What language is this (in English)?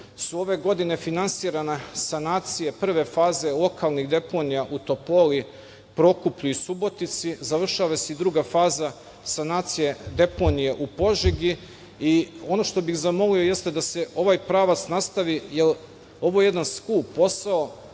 Serbian